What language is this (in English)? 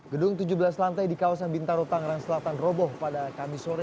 Indonesian